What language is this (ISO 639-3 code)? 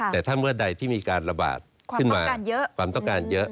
tha